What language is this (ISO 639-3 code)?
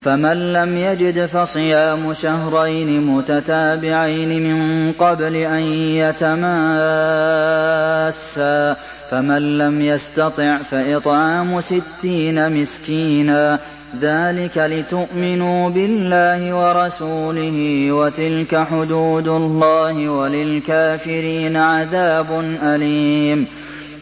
ara